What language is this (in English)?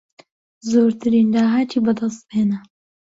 Central Kurdish